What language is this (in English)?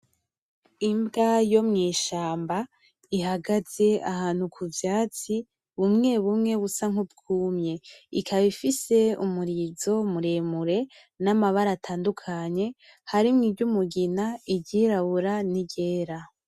Rundi